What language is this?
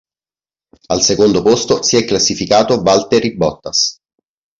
Italian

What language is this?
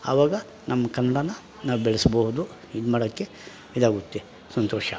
Kannada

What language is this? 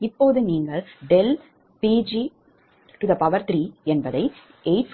Tamil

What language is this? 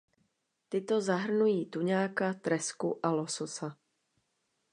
Czech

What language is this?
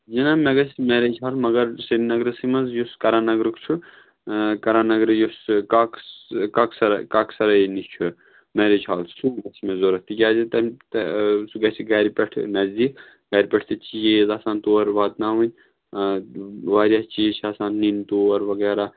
Kashmiri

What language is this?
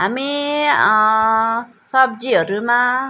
Nepali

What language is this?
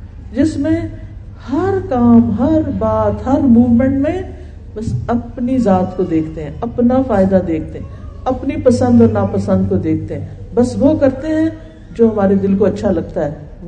Urdu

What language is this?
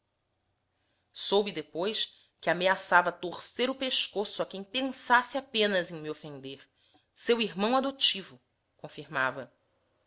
Portuguese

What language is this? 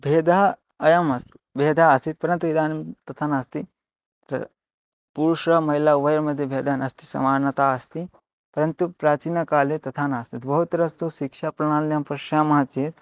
Sanskrit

